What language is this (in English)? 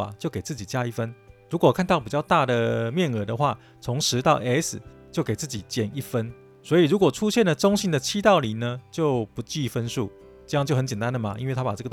Chinese